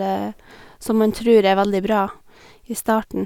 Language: Norwegian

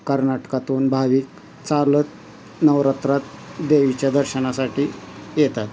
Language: Marathi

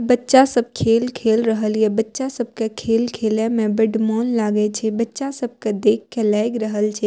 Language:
Maithili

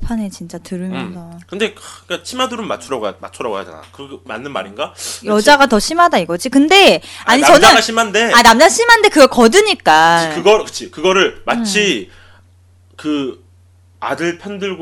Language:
Korean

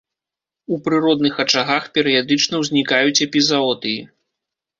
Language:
Belarusian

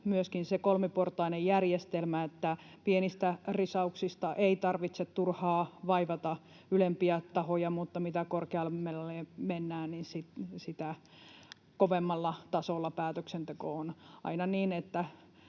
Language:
Finnish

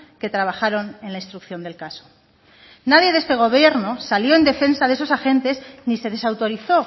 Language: Spanish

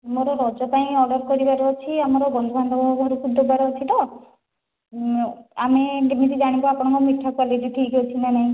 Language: Odia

